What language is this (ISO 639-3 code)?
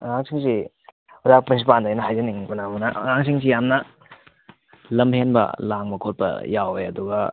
mni